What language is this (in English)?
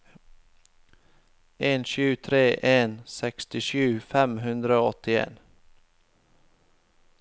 Norwegian